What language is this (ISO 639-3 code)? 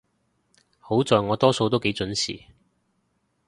yue